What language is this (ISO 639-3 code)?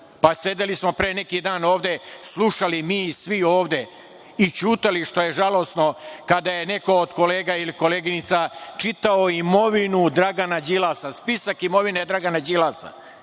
srp